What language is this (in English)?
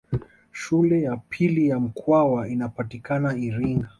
Swahili